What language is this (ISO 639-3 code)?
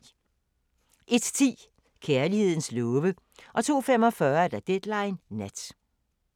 dan